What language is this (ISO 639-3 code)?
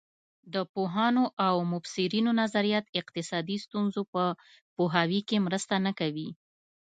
pus